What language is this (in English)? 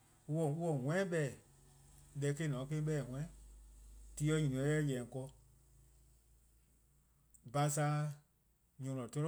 Eastern Krahn